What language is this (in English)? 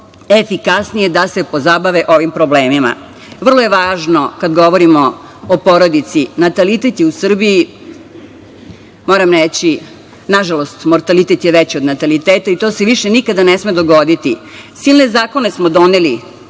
Serbian